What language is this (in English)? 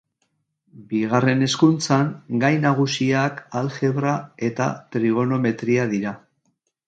Basque